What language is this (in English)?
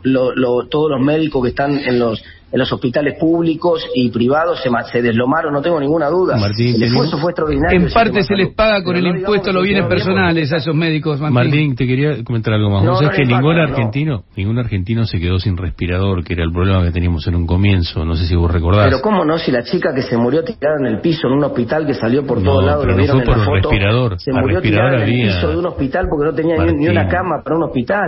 Spanish